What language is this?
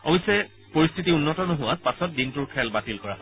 Assamese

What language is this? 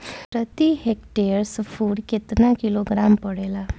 Bhojpuri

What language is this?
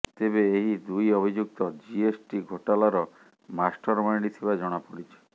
Odia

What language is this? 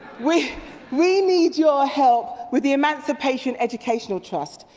English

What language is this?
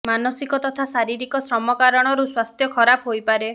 Odia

